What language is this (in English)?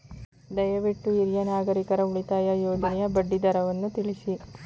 Kannada